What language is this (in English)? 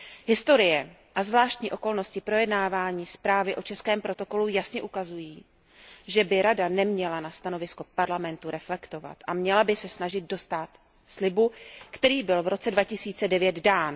Czech